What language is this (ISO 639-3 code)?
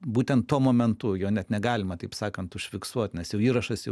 lit